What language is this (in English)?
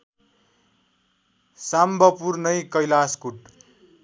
Nepali